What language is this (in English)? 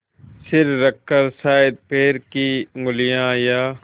Hindi